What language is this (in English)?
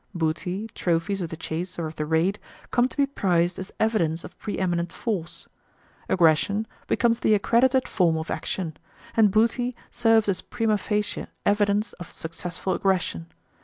English